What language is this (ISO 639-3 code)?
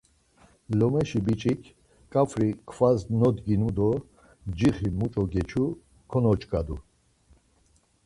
lzz